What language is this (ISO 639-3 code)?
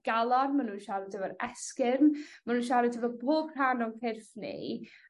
cym